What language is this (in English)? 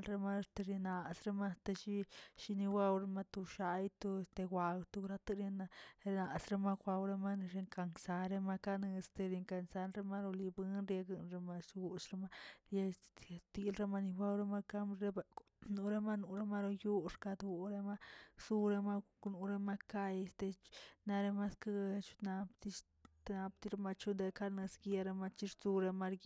Tilquiapan Zapotec